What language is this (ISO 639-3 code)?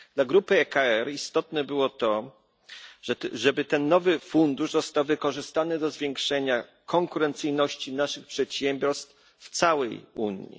pol